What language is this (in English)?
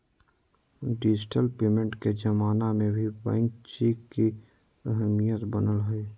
Magahi